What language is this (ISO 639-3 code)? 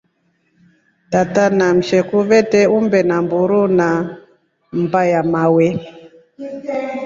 rof